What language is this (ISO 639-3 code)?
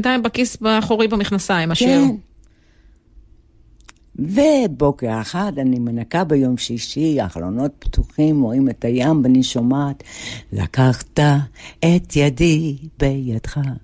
heb